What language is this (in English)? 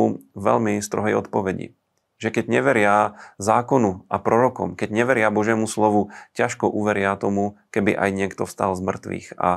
Slovak